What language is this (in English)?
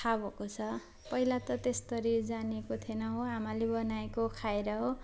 Nepali